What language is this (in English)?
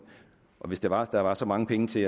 Danish